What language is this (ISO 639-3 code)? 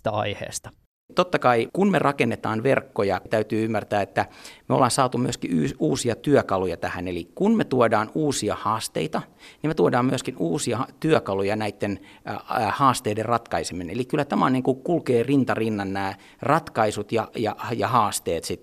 fin